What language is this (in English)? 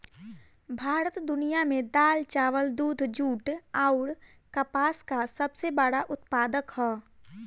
Bhojpuri